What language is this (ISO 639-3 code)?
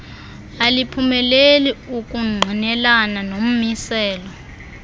xho